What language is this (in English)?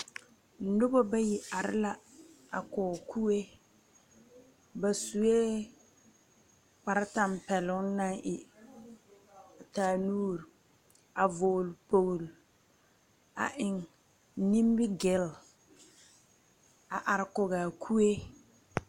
Southern Dagaare